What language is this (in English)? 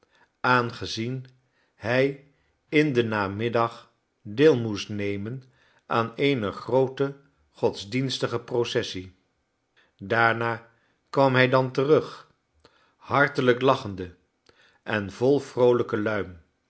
Dutch